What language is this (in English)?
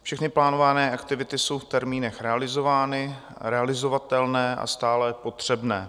Czech